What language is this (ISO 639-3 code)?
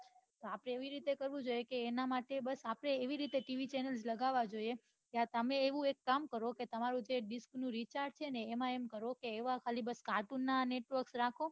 guj